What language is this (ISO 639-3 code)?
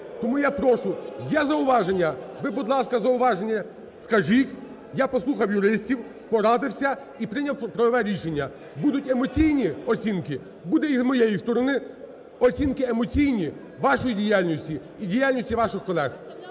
ukr